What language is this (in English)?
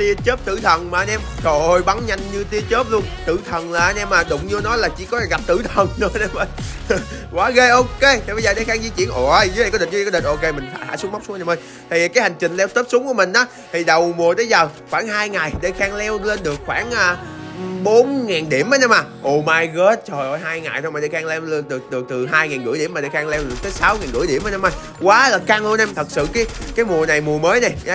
Vietnamese